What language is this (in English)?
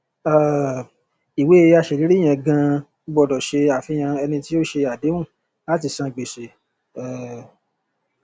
Yoruba